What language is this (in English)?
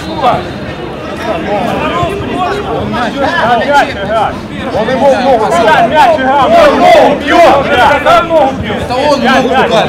Russian